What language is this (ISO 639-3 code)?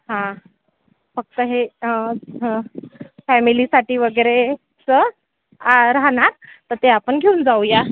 mar